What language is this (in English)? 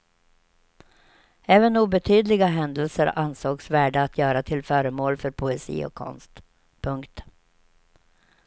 Swedish